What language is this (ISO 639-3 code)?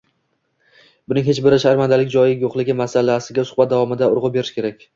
uzb